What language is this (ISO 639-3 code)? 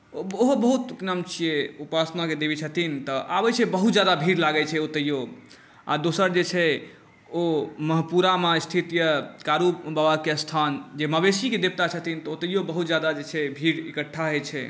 mai